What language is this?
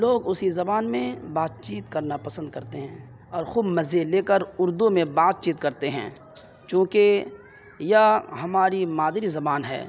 Urdu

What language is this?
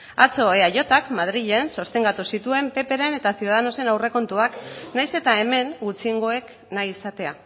Basque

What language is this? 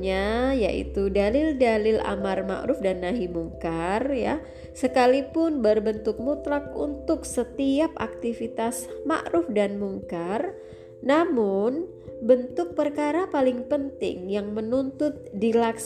Indonesian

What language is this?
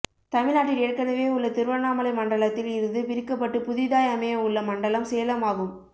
Tamil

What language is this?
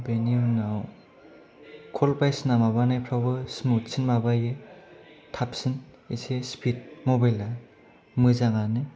Bodo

